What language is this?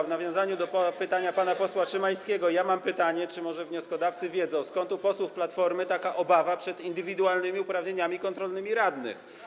Polish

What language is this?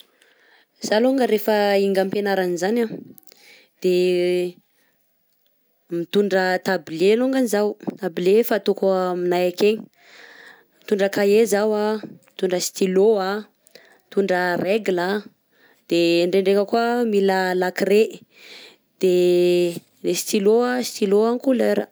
Southern Betsimisaraka Malagasy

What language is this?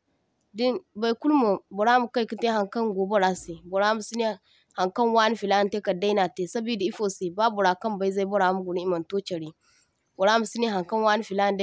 Zarma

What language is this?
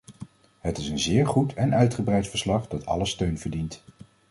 Dutch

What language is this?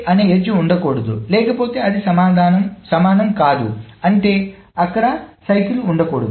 Telugu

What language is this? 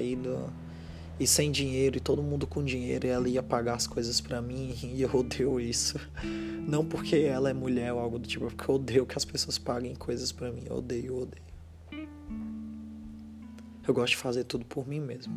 Portuguese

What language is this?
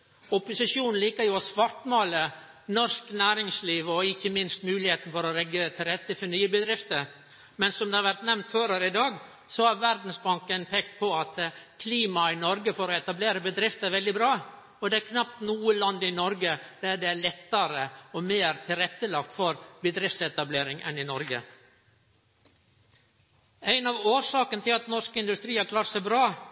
Norwegian Nynorsk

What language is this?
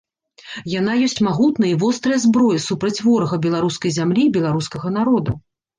Belarusian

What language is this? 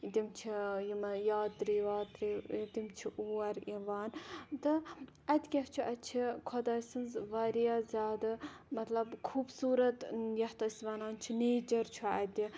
Kashmiri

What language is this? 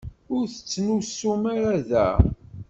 Kabyle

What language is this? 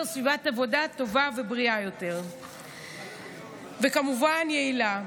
Hebrew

